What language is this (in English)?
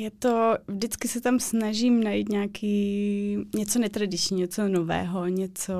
Czech